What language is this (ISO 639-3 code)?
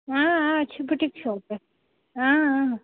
kas